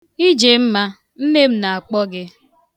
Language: Igbo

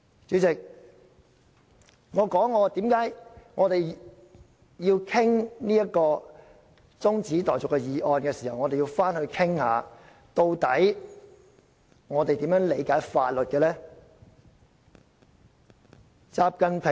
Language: Cantonese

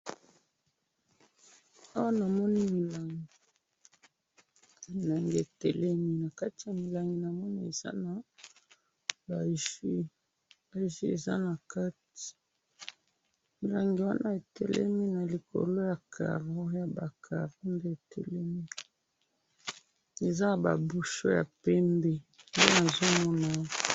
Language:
Lingala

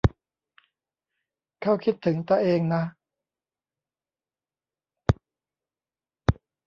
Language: Thai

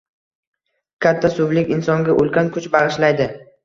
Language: Uzbek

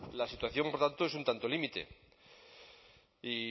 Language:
Spanish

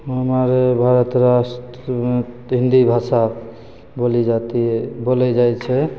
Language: Maithili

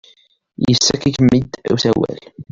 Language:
Kabyle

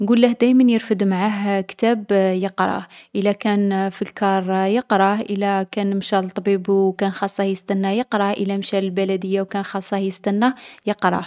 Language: Algerian Arabic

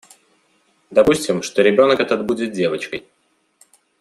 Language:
Russian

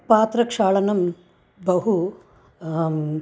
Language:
Sanskrit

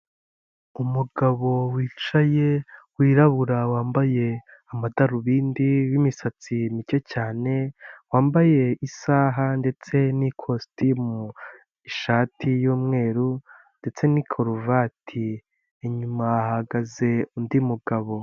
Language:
Kinyarwanda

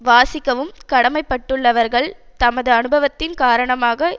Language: Tamil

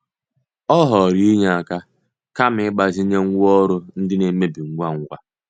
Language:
Igbo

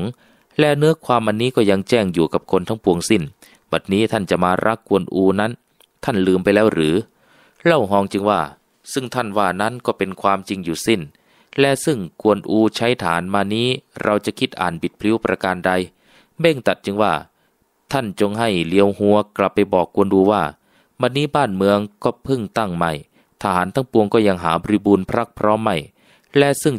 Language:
Thai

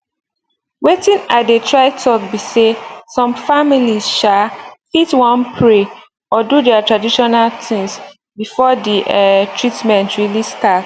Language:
Nigerian Pidgin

